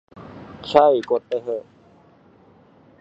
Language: Thai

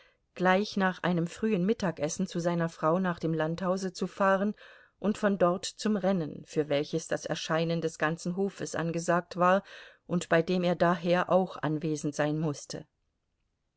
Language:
German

